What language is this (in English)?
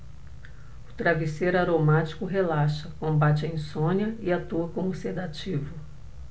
Portuguese